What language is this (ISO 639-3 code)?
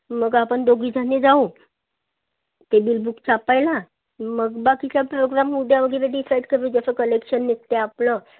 mar